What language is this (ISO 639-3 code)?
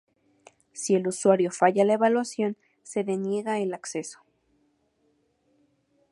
spa